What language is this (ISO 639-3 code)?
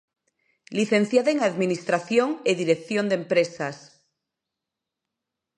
glg